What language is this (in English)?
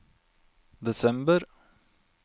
Norwegian